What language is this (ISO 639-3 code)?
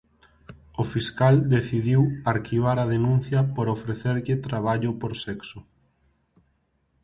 glg